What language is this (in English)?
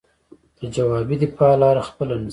Pashto